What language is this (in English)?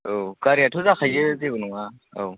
Bodo